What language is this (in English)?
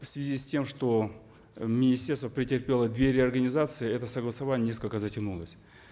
Kazakh